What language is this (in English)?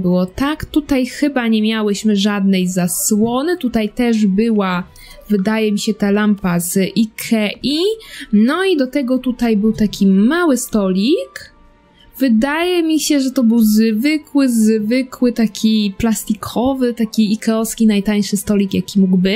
Polish